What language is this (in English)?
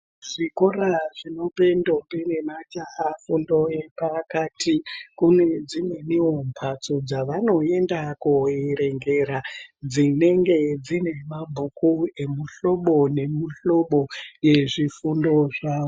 Ndau